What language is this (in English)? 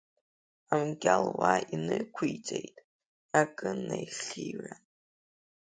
Abkhazian